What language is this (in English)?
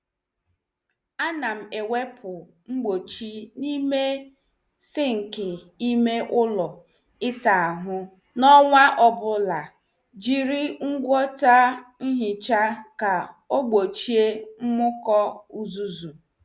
Igbo